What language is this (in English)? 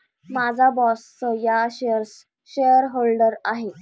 Marathi